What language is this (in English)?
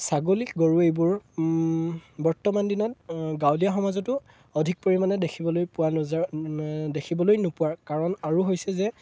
Assamese